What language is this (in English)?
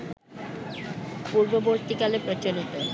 Bangla